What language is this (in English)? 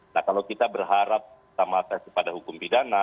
Indonesian